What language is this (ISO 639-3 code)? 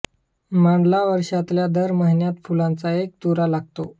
mar